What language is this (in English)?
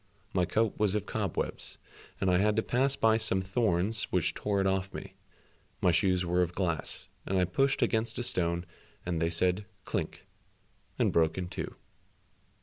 English